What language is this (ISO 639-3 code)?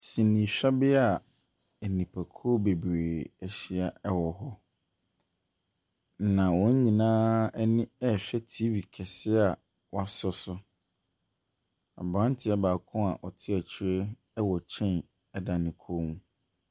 aka